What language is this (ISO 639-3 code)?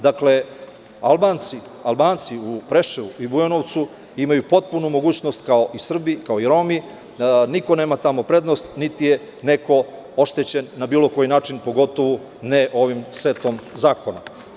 srp